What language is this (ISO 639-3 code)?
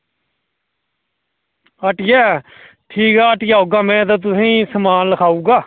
doi